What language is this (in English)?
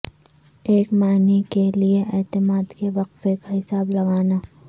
Urdu